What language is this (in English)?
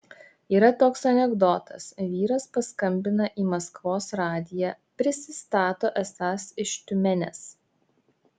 Lithuanian